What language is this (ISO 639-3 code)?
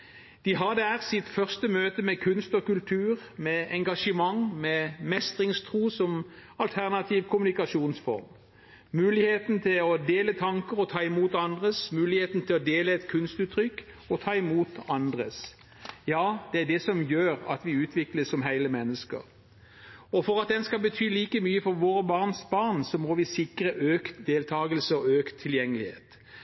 nob